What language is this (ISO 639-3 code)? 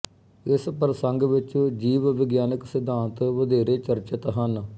pan